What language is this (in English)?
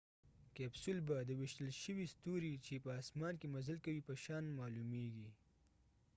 Pashto